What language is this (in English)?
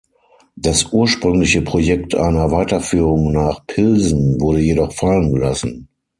German